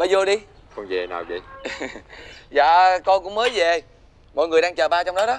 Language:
Vietnamese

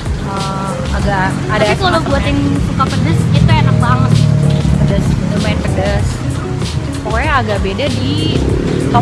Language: Indonesian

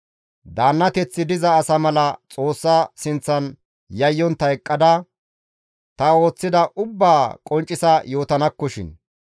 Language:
Gamo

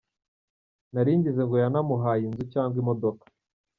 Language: Kinyarwanda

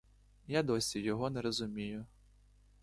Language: Ukrainian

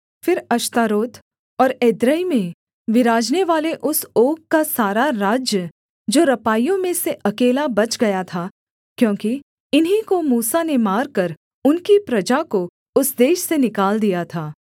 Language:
Hindi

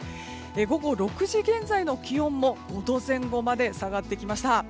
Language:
Japanese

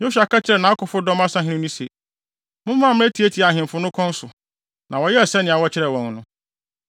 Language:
Akan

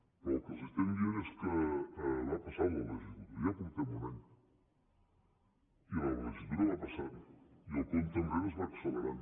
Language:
Catalan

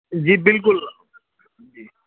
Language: Urdu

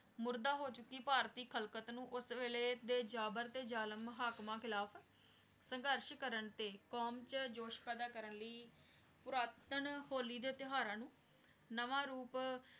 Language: Punjabi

